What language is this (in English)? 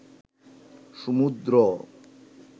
Bangla